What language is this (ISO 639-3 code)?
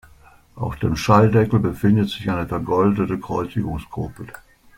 deu